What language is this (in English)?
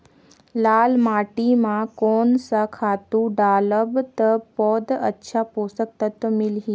Chhattisgarhi